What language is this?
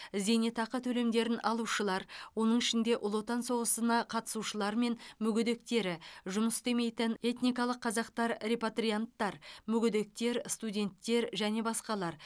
Kazakh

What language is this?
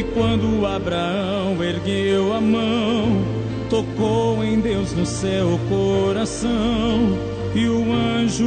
Portuguese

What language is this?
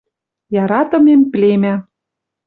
Western Mari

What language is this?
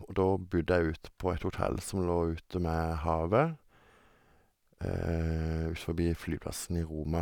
Norwegian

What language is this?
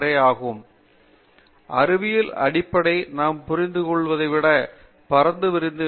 Tamil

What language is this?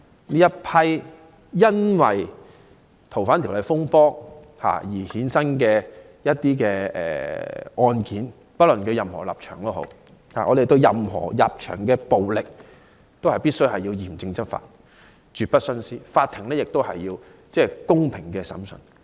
Cantonese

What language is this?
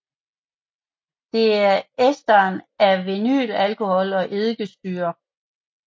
Danish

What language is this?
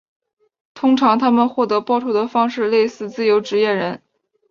Chinese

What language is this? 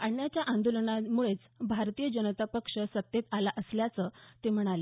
Marathi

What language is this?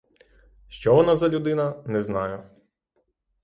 Ukrainian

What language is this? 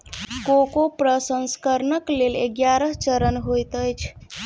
Maithili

